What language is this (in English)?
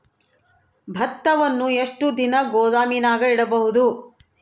Kannada